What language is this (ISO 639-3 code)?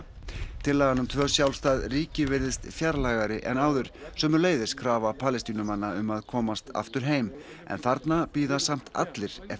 isl